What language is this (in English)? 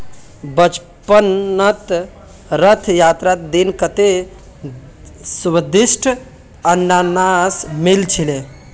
Magahi